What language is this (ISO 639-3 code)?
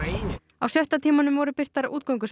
isl